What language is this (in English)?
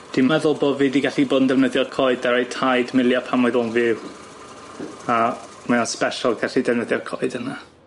Welsh